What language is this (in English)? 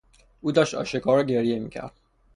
Persian